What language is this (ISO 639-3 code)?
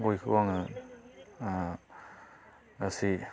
brx